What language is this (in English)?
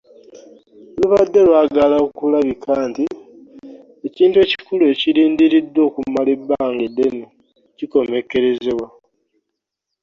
Ganda